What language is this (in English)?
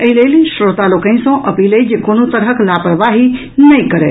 Maithili